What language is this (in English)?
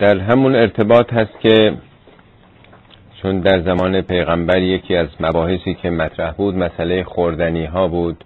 Persian